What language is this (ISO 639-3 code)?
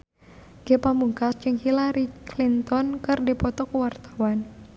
sun